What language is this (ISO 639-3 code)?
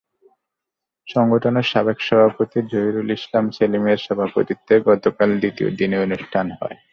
ben